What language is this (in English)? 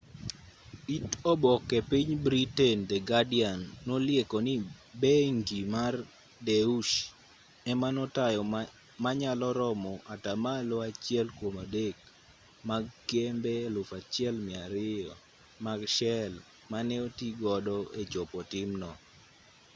Luo (Kenya and Tanzania)